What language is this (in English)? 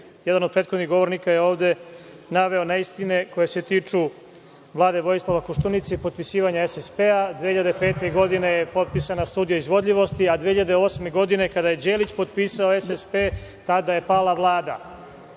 Serbian